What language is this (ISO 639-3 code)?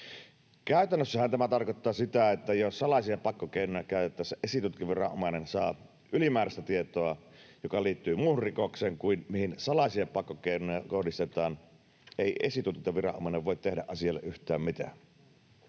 fin